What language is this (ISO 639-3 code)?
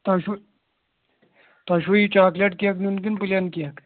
kas